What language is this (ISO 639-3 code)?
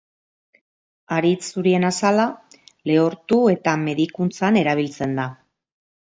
eus